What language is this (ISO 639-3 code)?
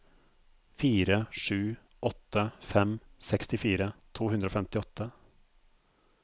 nor